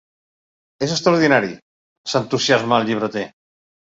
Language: Catalan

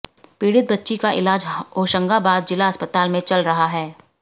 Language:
Hindi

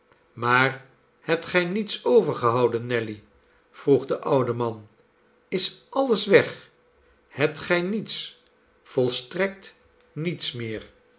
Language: Dutch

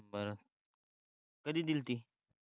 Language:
Marathi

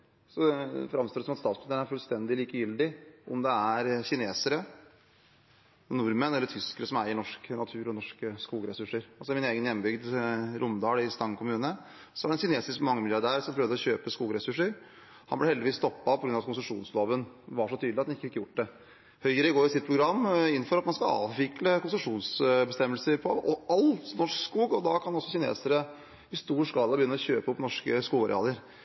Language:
Norwegian Bokmål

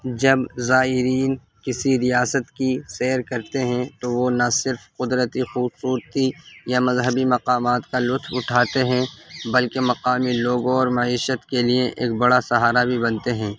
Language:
Urdu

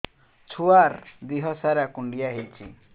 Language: Odia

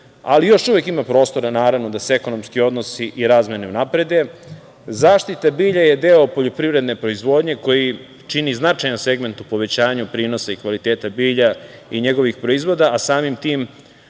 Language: Serbian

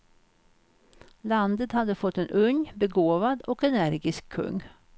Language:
Swedish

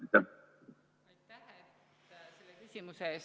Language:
Estonian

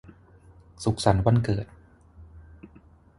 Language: Thai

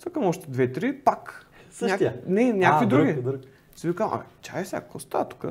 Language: Bulgarian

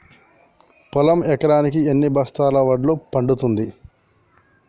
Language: Telugu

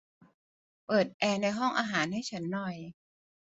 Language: Thai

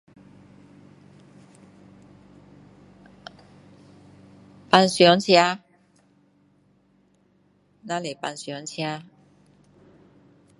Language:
Min Dong Chinese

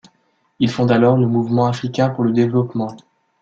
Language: French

